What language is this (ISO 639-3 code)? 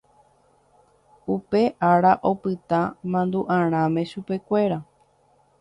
grn